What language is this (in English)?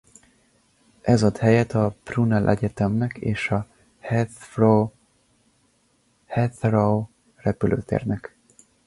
Hungarian